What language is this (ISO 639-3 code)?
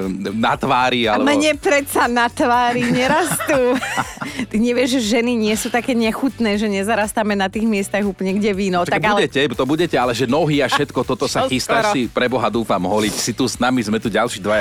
slk